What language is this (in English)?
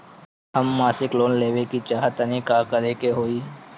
Bhojpuri